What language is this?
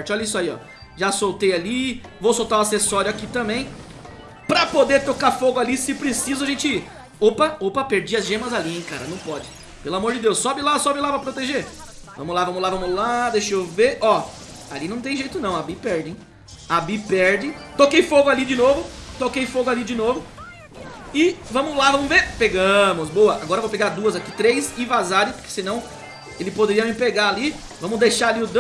Portuguese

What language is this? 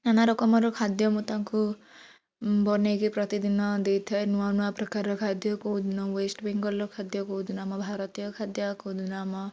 Odia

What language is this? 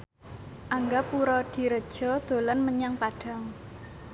Javanese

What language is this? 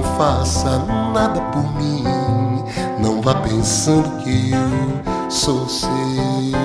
Portuguese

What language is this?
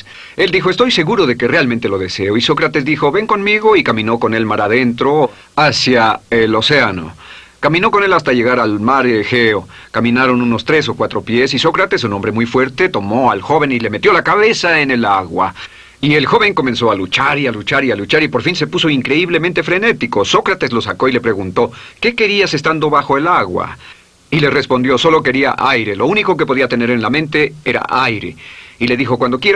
Spanish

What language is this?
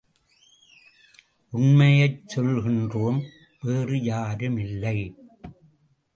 Tamil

